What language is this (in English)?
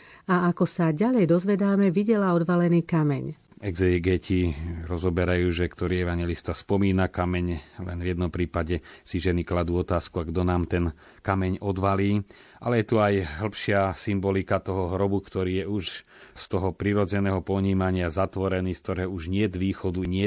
Slovak